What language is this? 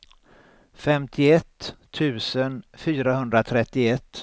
Swedish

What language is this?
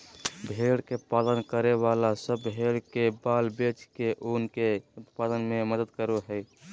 Magahi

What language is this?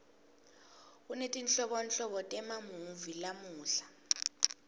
Swati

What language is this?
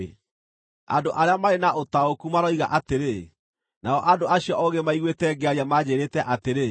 Kikuyu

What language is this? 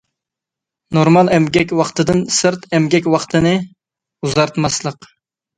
Uyghur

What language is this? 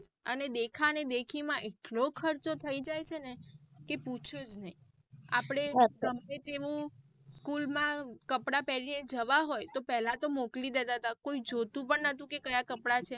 Gujarati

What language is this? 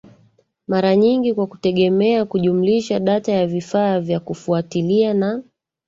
Swahili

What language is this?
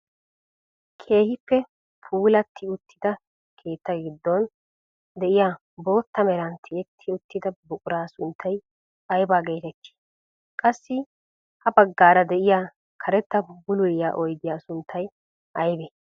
Wolaytta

